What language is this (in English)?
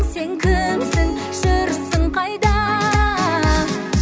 Kazakh